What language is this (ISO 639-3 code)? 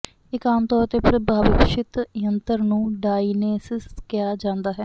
pan